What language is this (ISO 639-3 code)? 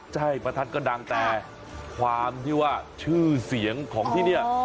tha